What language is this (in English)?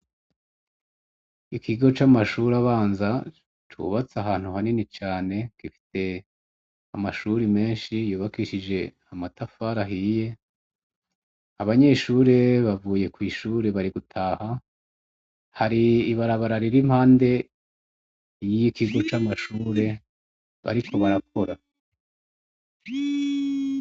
Rundi